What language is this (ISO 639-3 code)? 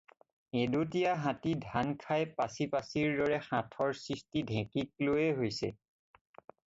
asm